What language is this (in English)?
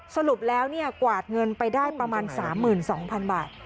Thai